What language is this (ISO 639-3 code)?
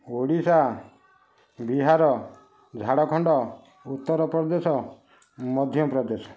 ori